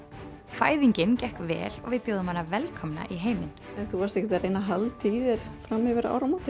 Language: Icelandic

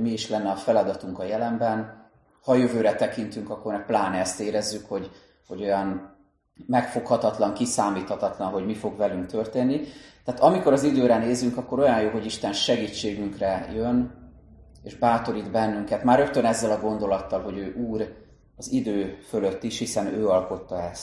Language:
Hungarian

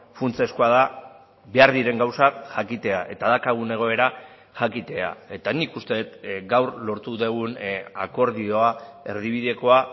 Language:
Basque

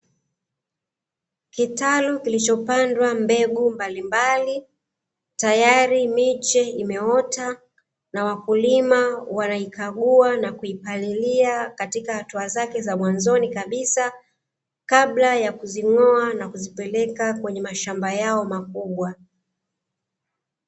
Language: Swahili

